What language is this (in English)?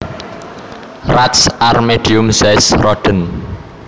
Javanese